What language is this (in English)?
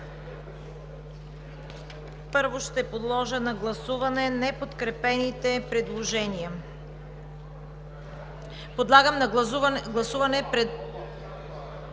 Bulgarian